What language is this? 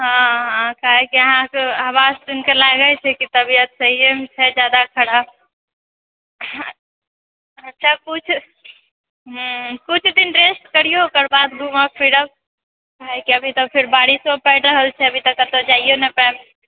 Maithili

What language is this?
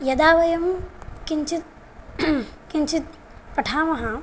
Sanskrit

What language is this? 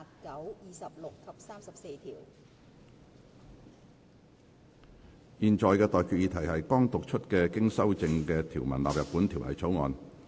Cantonese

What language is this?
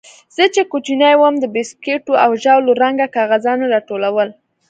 Pashto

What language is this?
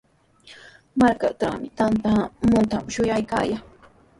Sihuas Ancash Quechua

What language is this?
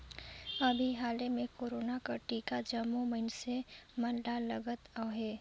Chhattisgarhi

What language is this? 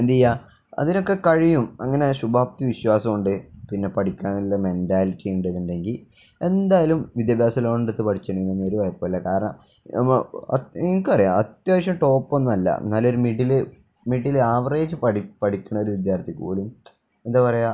Malayalam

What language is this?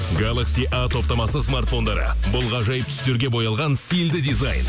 Kazakh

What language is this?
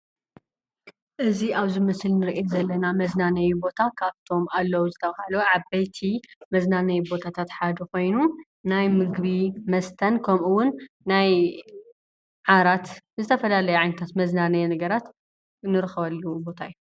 Tigrinya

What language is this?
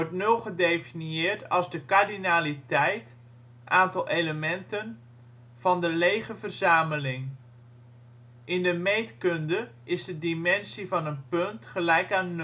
Dutch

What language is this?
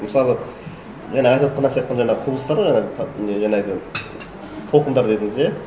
Kazakh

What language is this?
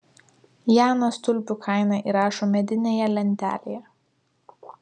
Lithuanian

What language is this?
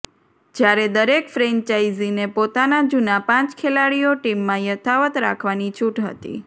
Gujarati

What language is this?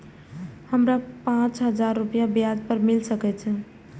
Maithili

